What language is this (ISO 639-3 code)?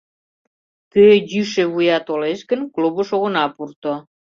chm